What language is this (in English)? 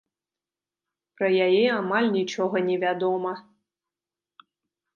Belarusian